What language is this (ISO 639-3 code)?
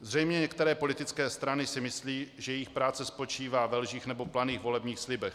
ces